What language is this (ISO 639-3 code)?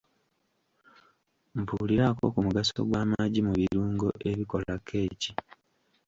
lug